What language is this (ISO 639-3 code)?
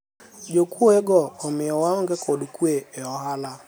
luo